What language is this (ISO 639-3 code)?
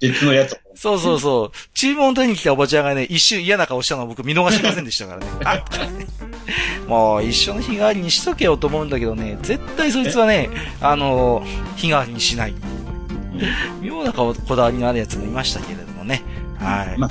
jpn